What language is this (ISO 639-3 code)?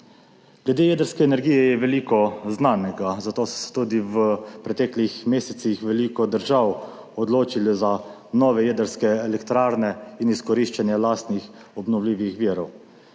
slv